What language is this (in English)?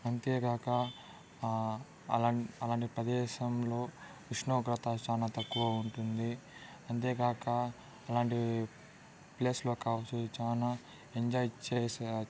Telugu